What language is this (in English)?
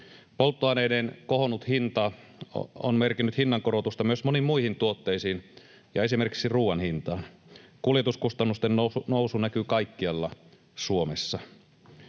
Finnish